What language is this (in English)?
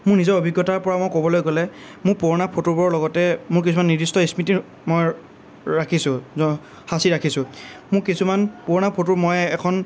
Assamese